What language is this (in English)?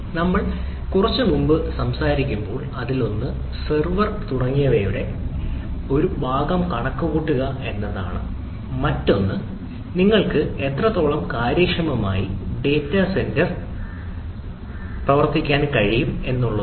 Malayalam